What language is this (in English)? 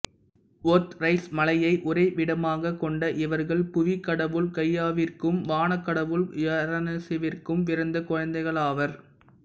Tamil